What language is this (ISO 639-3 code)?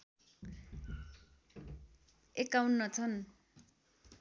nep